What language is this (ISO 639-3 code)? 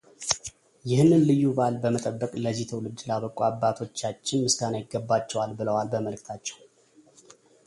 amh